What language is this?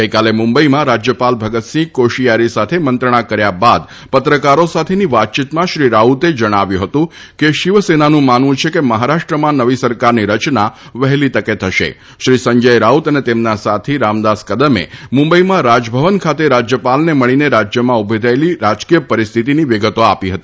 Gujarati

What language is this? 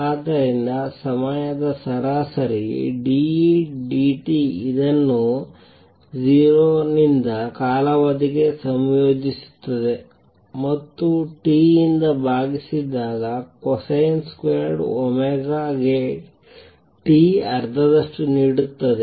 Kannada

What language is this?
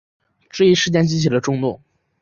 Chinese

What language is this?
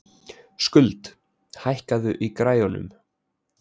Icelandic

